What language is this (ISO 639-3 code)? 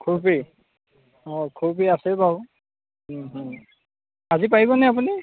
asm